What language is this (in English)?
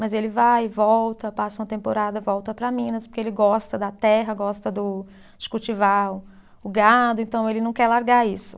Portuguese